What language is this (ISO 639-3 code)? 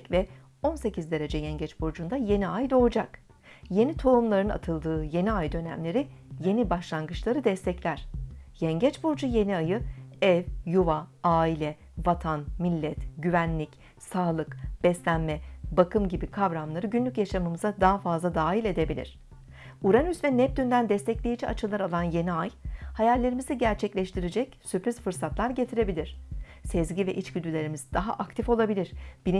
tur